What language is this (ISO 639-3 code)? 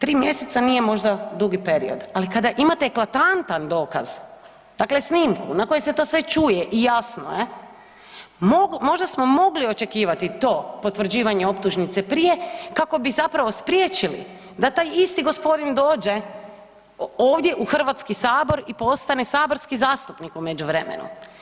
hrv